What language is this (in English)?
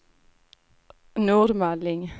Swedish